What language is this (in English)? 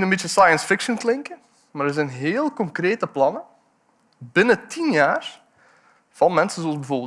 Dutch